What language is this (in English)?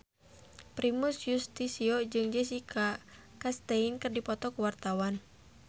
Sundanese